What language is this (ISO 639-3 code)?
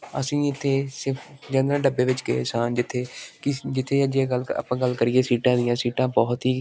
pan